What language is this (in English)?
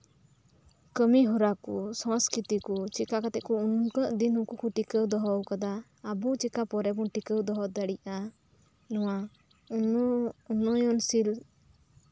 Santali